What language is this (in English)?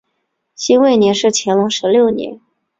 Chinese